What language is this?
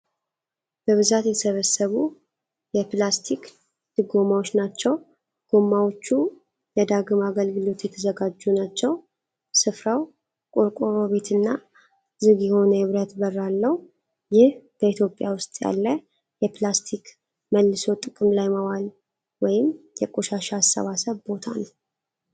Amharic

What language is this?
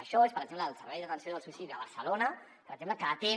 Catalan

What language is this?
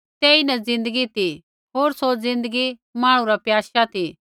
Kullu Pahari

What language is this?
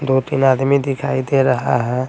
Hindi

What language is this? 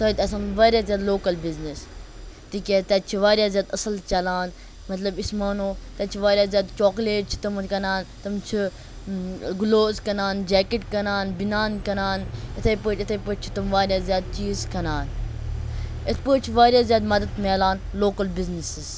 Kashmiri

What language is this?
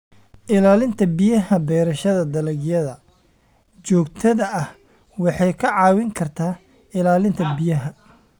Somali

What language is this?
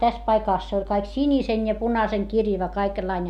Finnish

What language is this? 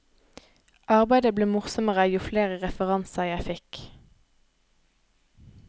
Norwegian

